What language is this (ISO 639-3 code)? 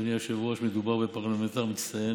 heb